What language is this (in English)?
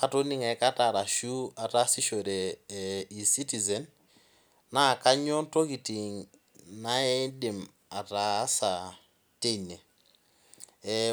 Masai